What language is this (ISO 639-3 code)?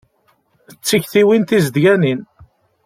kab